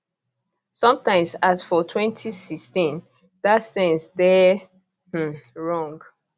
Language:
Nigerian Pidgin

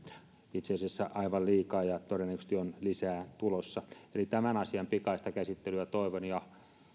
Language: Finnish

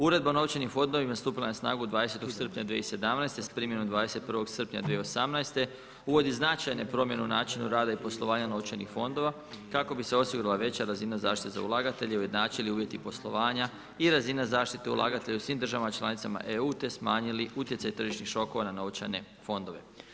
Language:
Croatian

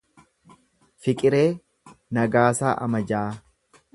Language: Oromo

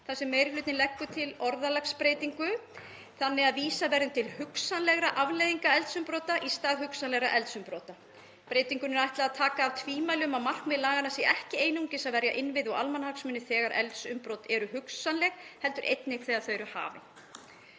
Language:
Icelandic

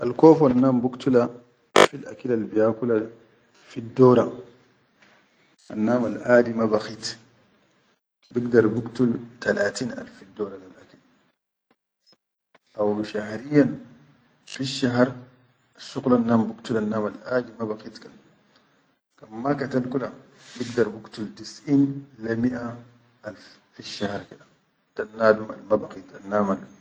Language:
Chadian Arabic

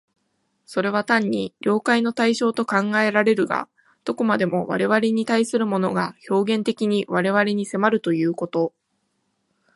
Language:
Japanese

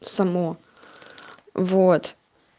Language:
Russian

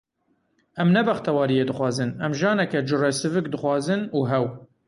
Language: Kurdish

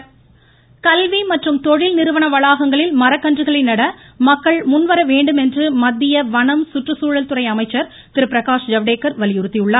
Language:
Tamil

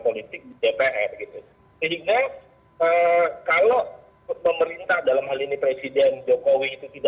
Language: Indonesian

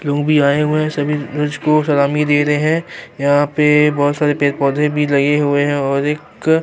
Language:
Urdu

